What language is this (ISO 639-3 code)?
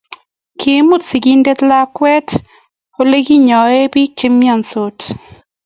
kln